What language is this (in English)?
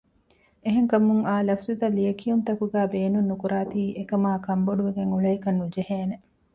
Divehi